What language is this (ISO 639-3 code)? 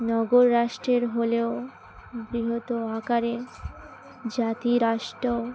ben